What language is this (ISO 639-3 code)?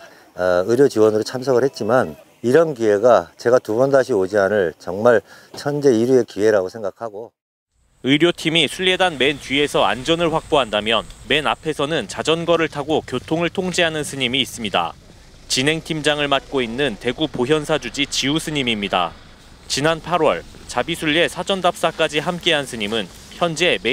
kor